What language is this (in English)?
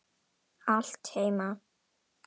Icelandic